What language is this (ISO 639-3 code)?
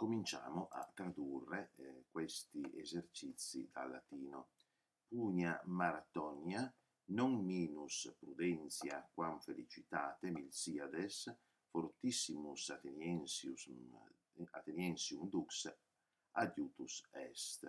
ita